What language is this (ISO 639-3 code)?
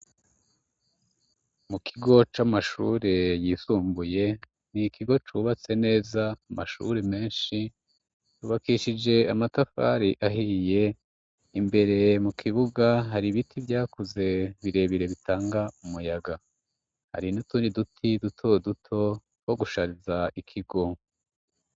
run